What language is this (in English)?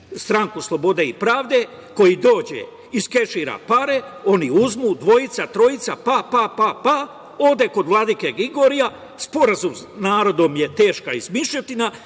Serbian